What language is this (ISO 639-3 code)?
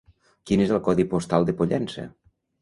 cat